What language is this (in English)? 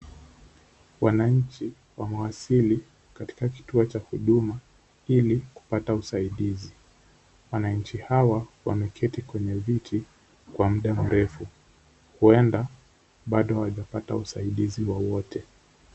Swahili